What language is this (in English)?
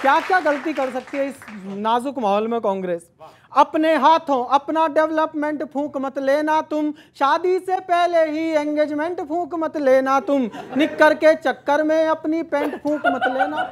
Hindi